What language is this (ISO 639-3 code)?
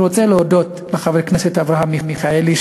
heb